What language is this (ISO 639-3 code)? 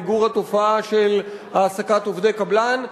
heb